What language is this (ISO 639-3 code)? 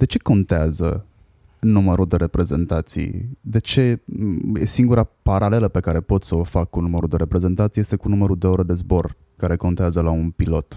ron